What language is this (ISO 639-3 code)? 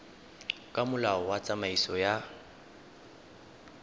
tsn